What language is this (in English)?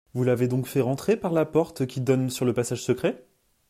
French